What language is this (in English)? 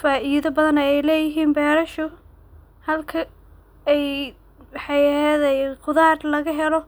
Somali